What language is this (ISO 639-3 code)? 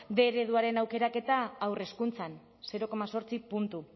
eus